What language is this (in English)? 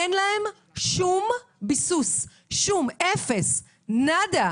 Hebrew